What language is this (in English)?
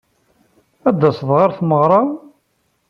Kabyle